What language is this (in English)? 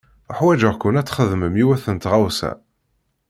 Kabyle